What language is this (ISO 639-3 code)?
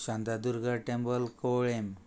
kok